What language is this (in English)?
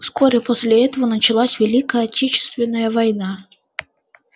Russian